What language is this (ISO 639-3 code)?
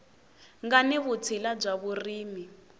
tso